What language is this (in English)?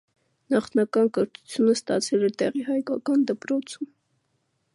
Armenian